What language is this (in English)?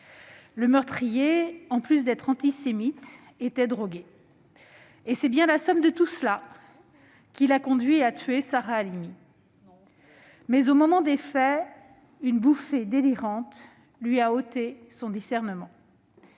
French